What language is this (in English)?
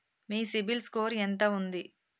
Telugu